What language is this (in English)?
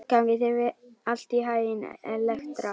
Icelandic